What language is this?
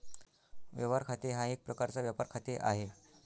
Marathi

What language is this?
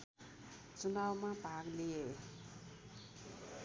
Nepali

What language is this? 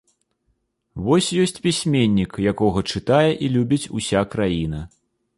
Belarusian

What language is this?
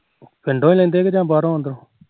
Punjabi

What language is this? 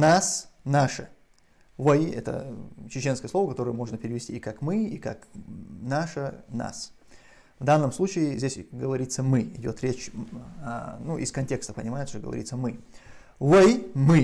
Russian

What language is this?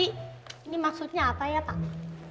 Indonesian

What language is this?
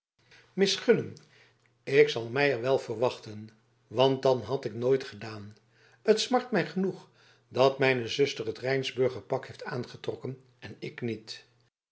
Dutch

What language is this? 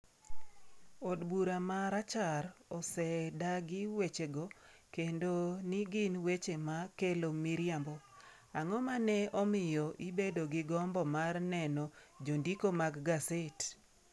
Luo (Kenya and Tanzania)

